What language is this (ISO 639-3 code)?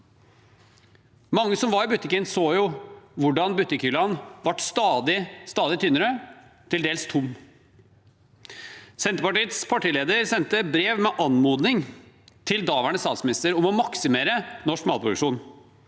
nor